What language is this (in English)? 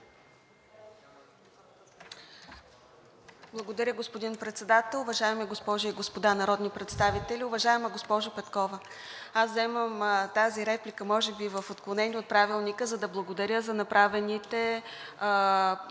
Bulgarian